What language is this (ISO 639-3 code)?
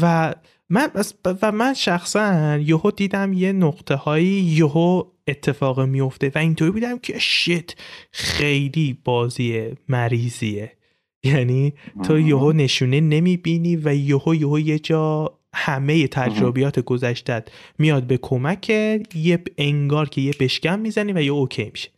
fas